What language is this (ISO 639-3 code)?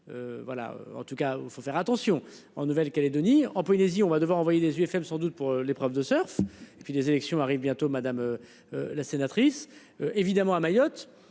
fra